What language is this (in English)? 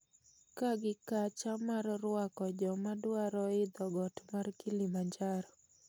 Luo (Kenya and Tanzania)